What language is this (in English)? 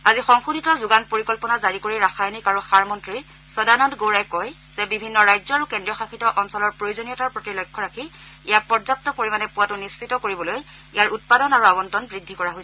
Assamese